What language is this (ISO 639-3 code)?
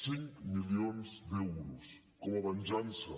cat